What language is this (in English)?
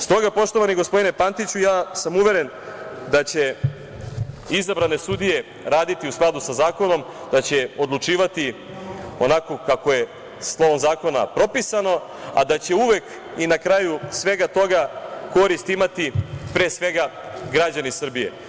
Serbian